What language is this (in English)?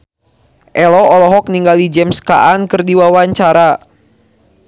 Sundanese